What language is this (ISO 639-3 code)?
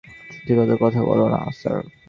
ben